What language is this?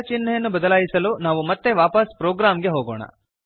Kannada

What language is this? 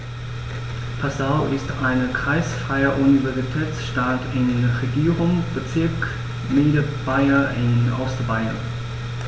German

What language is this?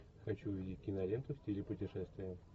Russian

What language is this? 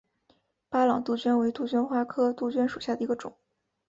Chinese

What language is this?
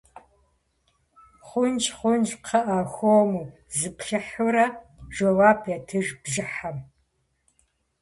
Kabardian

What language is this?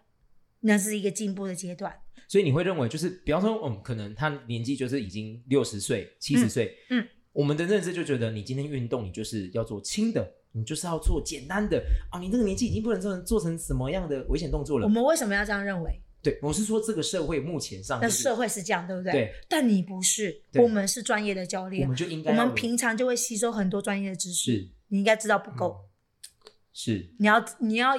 Chinese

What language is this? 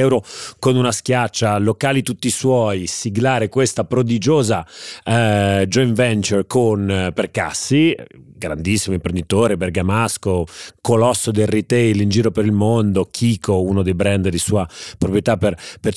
Italian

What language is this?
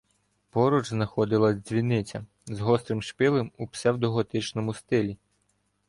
Ukrainian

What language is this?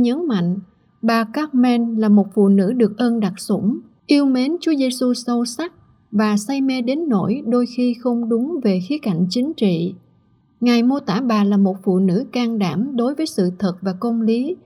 Vietnamese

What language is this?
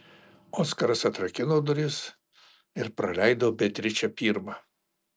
Lithuanian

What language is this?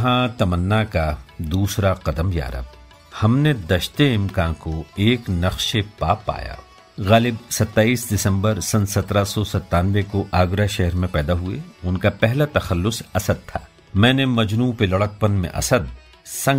Hindi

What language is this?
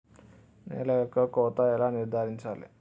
Telugu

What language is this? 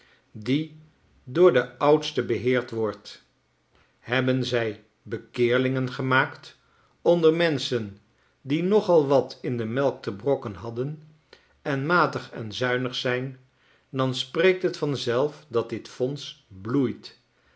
Dutch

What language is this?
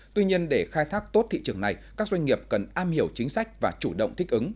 Vietnamese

